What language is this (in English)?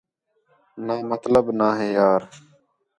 Khetrani